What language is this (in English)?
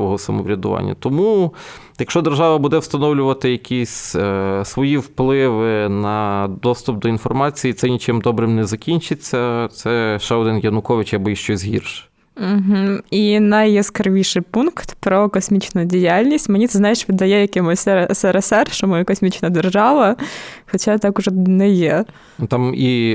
Ukrainian